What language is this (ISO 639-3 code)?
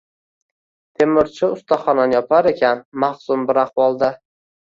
uzb